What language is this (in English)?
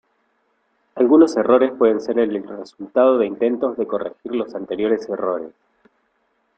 Spanish